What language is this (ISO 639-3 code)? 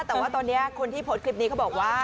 tha